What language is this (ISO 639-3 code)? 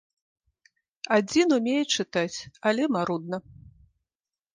bel